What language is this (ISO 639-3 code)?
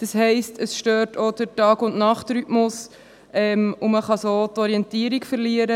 gsw